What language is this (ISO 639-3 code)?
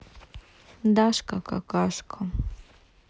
rus